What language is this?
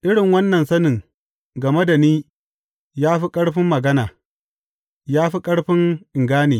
Hausa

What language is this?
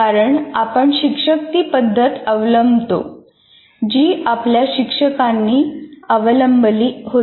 Marathi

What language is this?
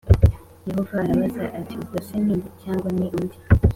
Kinyarwanda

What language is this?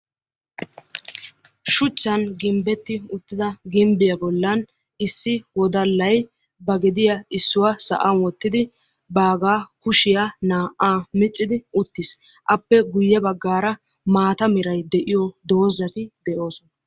Wolaytta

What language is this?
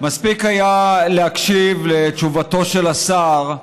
Hebrew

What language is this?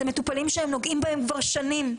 Hebrew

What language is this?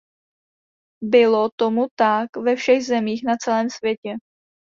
Czech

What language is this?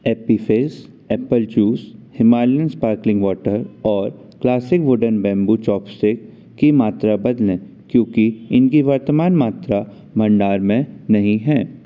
Hindi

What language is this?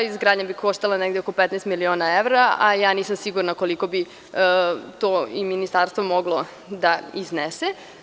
Serbian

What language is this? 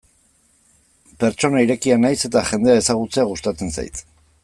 Basque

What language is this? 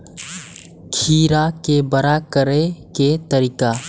Maithili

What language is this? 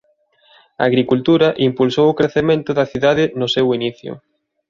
Galician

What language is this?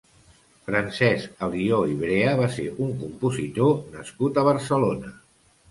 Catalan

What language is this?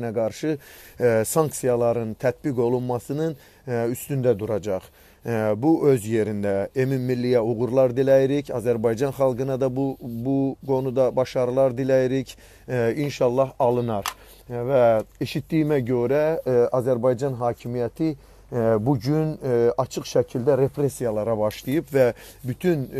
Turkish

